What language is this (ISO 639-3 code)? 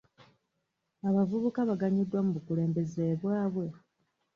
lug